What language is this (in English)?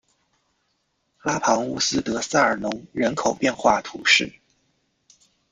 Chinese